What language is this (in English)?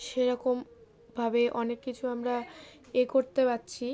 Bangla